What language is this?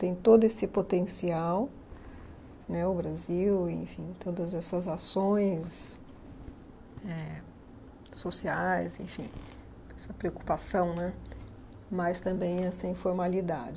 Portuguese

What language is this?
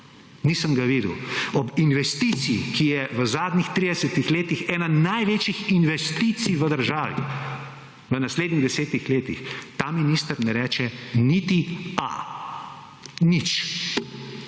Slovenian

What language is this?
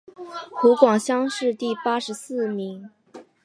Chinese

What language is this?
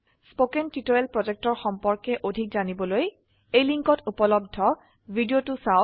Assamese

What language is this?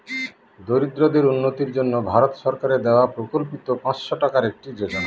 Bangla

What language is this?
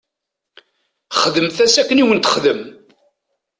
Kabyle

